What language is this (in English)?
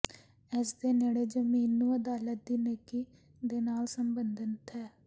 Punjabi